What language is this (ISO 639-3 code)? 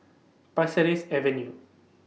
eng